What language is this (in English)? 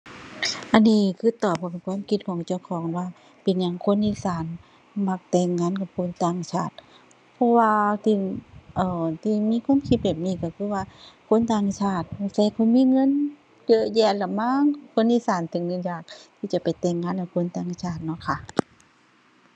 Thai